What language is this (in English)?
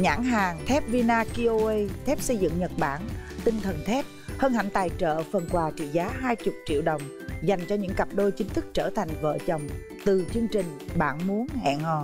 Vietnamese